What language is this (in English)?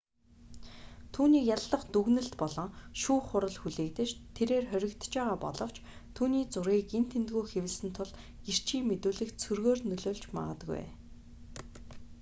Mongolian